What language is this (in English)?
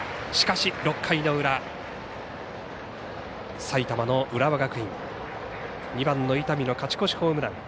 Japanese